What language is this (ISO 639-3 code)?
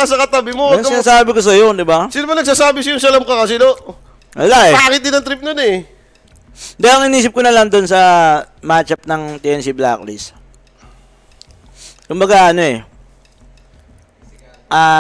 fil